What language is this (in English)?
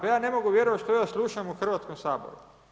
Croatian